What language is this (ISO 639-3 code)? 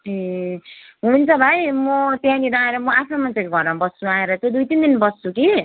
nep